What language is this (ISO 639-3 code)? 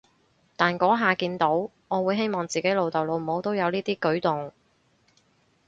yue